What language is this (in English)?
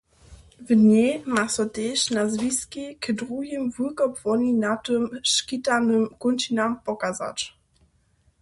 Upper Sorbian